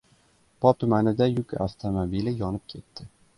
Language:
Uzbek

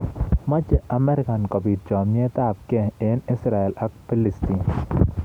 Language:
Kalenjin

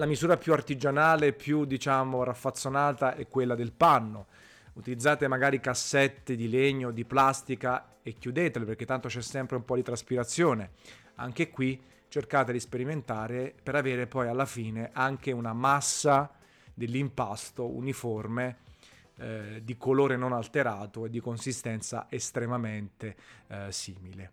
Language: Italian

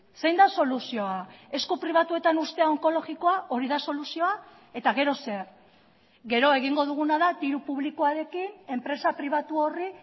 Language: Basque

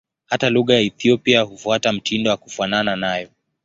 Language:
Swahili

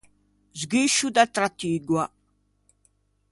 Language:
Ligurian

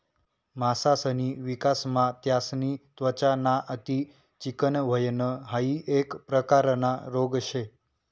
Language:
Marathi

